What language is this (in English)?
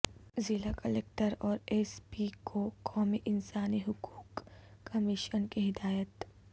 Urdu